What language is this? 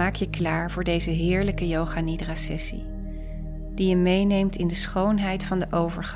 Dutch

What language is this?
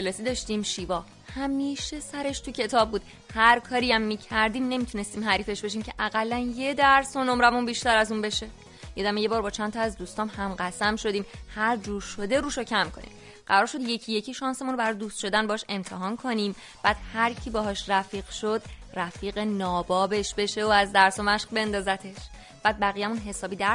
Persian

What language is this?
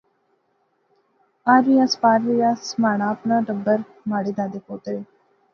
Pahari-Potwari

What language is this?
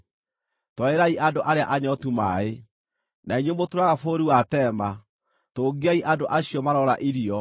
Kikuyu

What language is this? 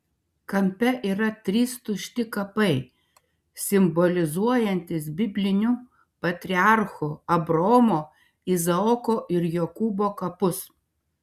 Lithuanian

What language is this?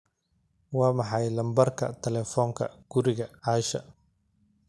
Somali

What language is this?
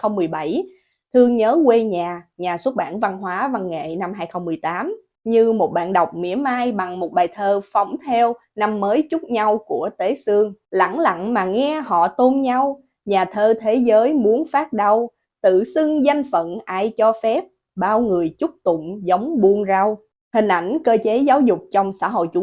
Vietnamese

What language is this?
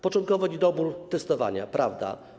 Polish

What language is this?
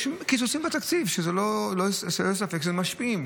Hebrew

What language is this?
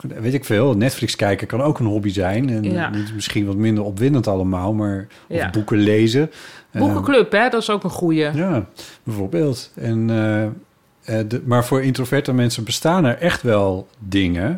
Dutch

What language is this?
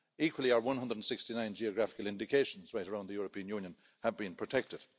English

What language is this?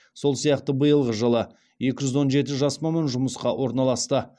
Kazakh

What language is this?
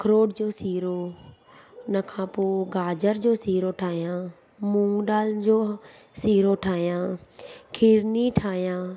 Sindhi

